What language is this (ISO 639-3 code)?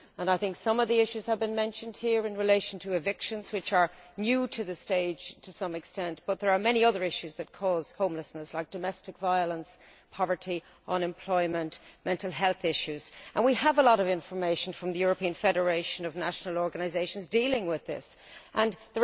eng